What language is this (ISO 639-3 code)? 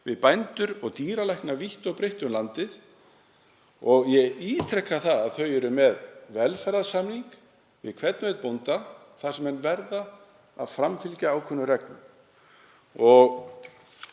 isl